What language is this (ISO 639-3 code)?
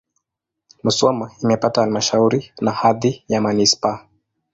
swa